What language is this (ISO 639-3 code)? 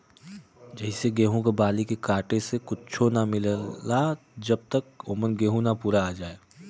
bho